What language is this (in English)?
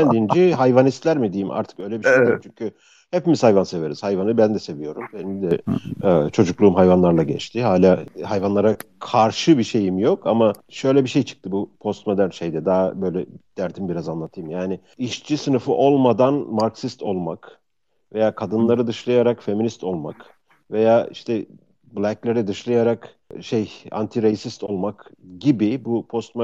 Turkish